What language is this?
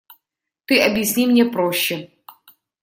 Russian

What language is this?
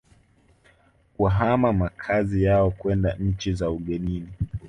Swahili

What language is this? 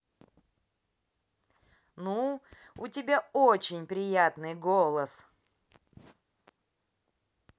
Russian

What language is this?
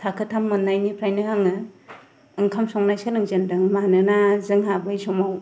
Bodo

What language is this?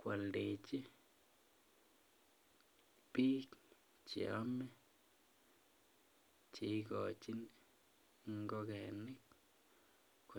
Kalenjin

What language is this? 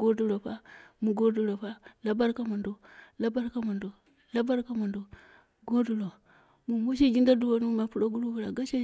Dera (Nigeria)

